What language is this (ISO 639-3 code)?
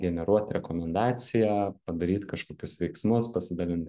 lit